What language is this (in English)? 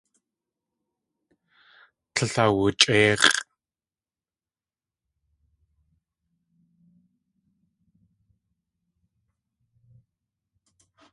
Tlingit